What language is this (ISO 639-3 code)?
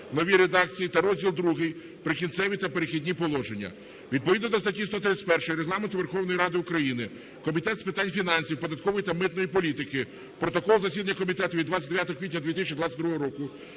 ukr